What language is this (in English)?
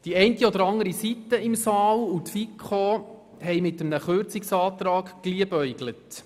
Swiss German